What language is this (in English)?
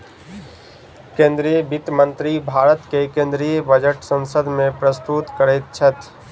Maithili